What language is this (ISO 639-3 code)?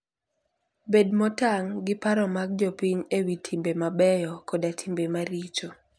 luo